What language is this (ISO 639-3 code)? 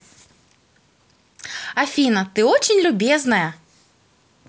rus